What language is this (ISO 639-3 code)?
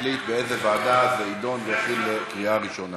heb